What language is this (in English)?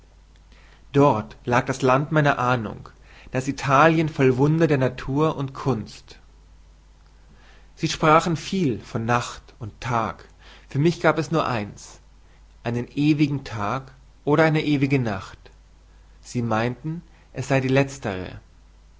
German